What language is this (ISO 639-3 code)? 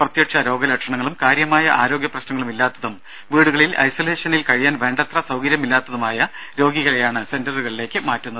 mal